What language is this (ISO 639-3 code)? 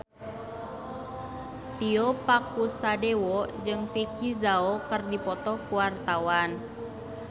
sun